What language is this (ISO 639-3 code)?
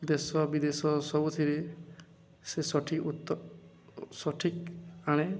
ori